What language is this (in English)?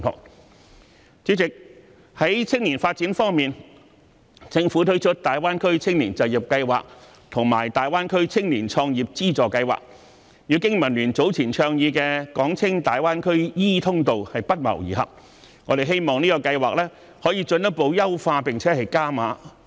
Cantonese